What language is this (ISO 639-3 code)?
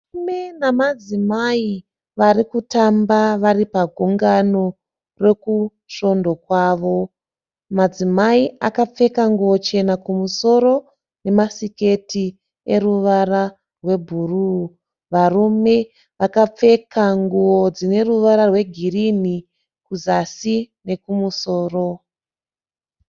sna